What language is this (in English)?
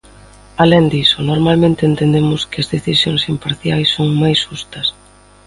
Galician